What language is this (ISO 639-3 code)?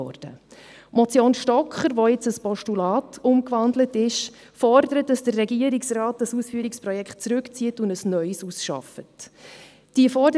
gsw